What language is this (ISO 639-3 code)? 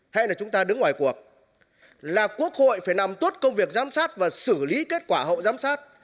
vie